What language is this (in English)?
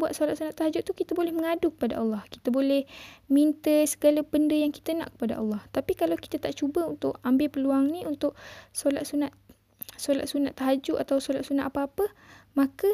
Malay